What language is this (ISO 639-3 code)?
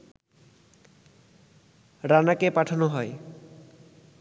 ben